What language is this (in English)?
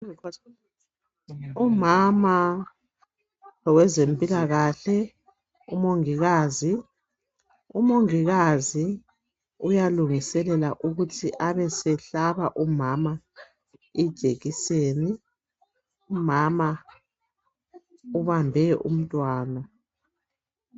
North Ndebele